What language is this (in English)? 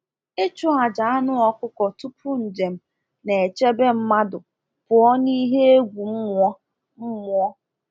Igbo